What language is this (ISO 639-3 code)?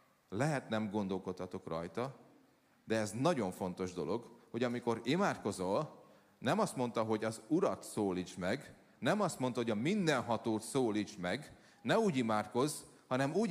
hun